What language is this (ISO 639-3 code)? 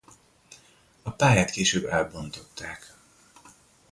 hun